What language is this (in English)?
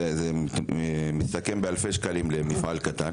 Hebrew